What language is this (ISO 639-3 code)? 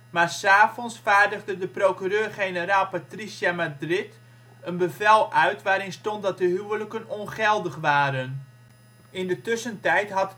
nld